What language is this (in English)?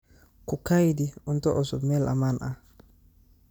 Somali